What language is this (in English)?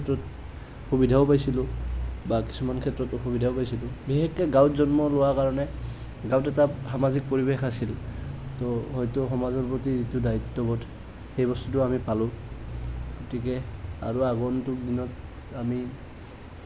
Assamese